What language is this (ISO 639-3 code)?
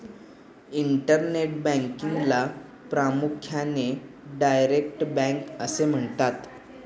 mar